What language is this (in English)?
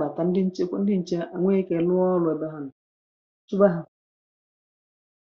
Igbo